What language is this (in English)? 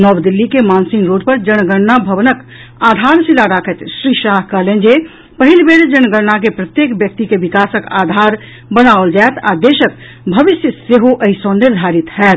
Maithili